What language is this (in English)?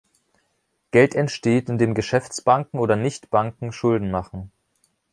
German